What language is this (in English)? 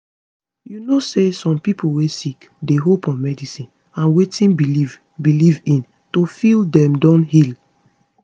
Nigerian Pidgin